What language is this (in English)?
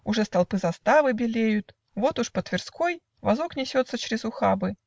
Russian